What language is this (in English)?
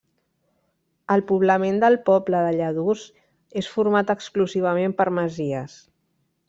Catalan